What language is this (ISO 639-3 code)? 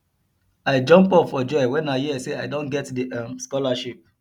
pcm